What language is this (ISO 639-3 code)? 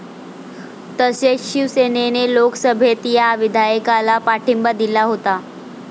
mar